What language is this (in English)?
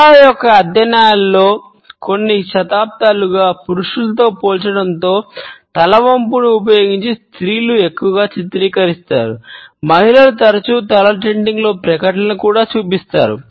Telugu